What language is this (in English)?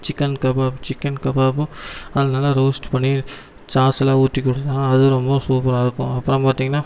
Tamil